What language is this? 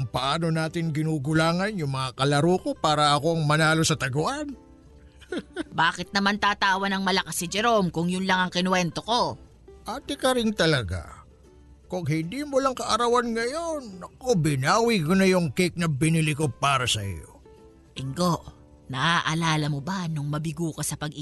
Filipino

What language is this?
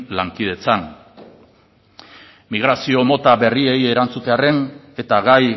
Basque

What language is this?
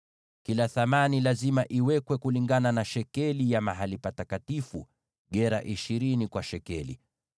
Swahili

